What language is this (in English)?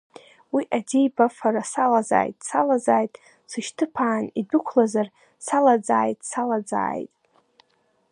Abkhazian